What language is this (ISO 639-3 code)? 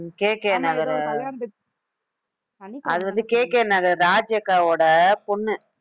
tam